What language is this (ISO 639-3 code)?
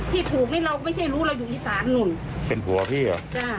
tha